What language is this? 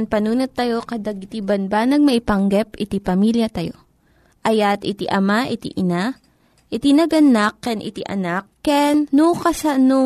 Filipino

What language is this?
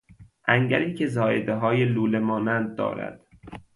Persian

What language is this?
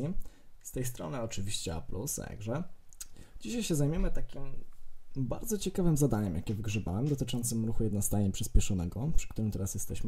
Polish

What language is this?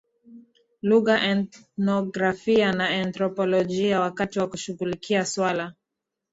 Swahili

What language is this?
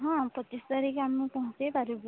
Odia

